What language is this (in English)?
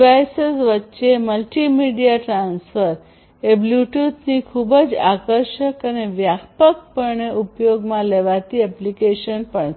Gujarati